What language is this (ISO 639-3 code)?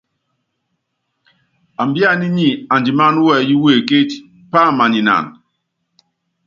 yav